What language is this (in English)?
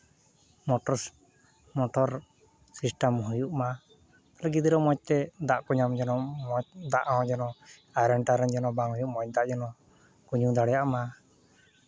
Santali